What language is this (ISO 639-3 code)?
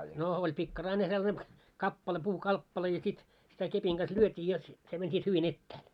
fin